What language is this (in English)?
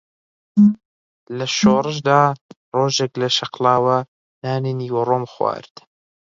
Central Kurdish